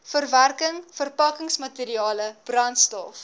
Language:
Afrikaans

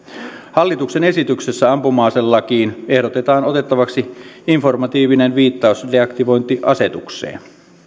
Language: Finnish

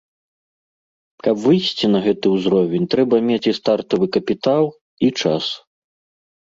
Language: Belarusian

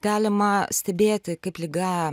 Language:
Lithuanian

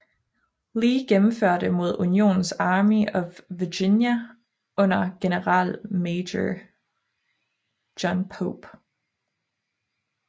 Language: Danish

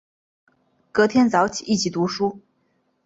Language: Chinese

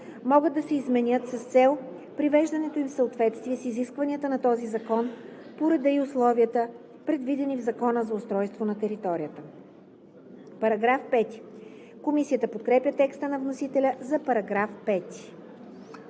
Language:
Bulgarian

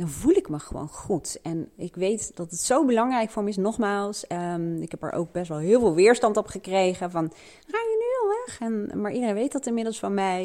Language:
Dutch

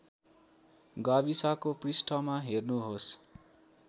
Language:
Nepali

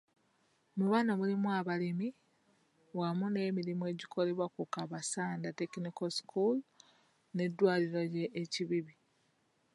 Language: Ganda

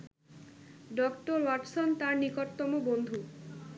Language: Bangla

